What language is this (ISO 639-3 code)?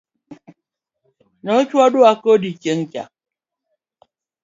luo